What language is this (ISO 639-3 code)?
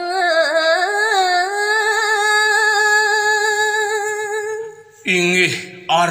ind